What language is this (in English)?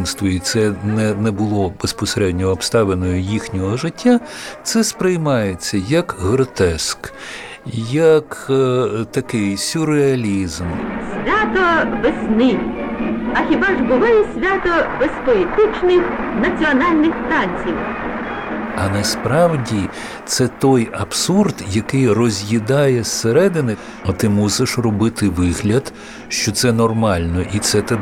Ukrainian